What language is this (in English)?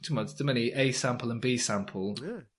Welsh